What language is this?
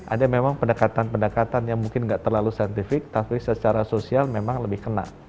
Indonesian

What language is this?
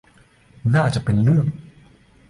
Thai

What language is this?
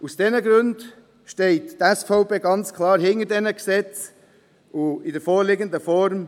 Swiss German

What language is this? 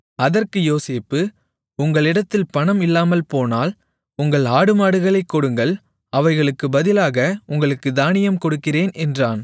Tamil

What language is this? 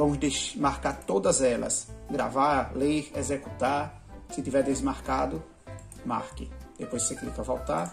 Portuguese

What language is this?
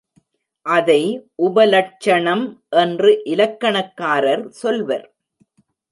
Tamil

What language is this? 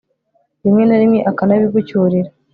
Kinyarwanda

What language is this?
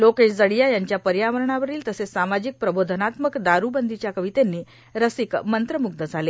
Marathi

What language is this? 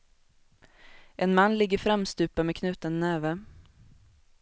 Swedish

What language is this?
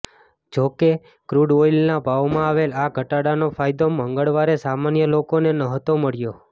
Gujarati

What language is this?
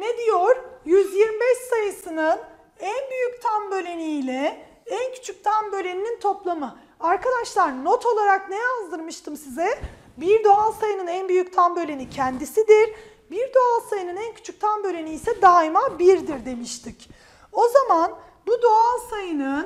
Turkish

